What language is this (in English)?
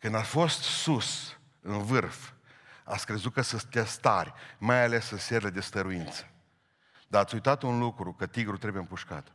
Romanian